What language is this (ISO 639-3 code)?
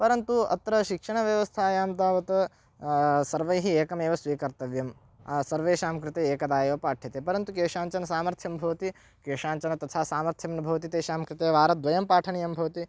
san